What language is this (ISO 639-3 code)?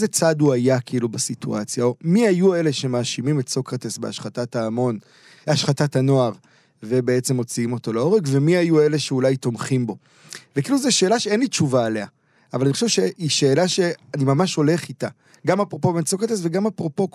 heb